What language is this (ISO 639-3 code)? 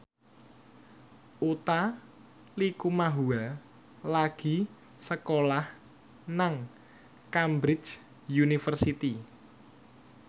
jav